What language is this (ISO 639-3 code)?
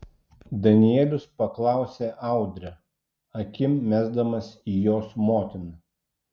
lit